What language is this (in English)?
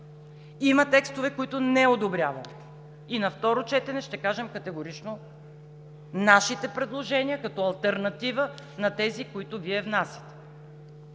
Bulgarian